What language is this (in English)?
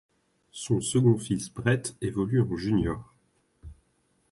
French